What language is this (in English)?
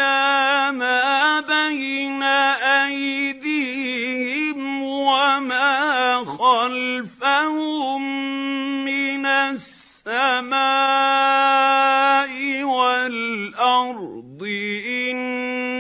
Arabic